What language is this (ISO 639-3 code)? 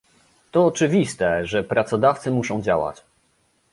pol